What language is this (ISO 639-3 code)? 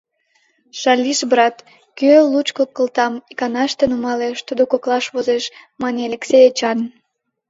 chm